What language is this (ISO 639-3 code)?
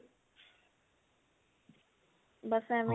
pan